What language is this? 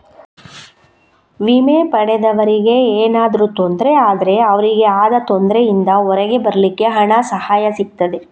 Kannada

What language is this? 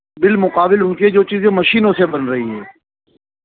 Urdu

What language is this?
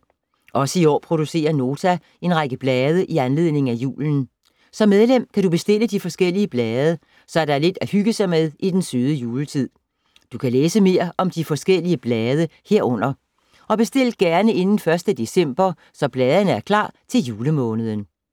Danish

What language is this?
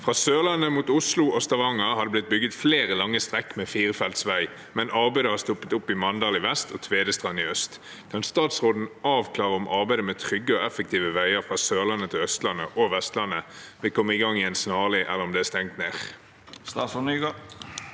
Norwegian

